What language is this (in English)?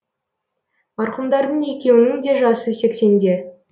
Kazakh